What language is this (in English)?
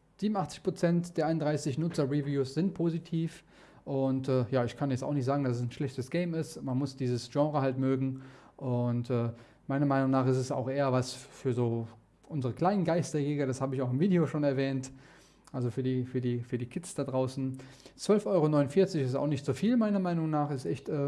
German